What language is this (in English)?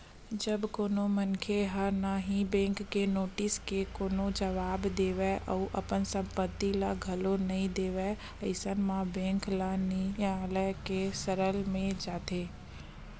Chhattisgarhi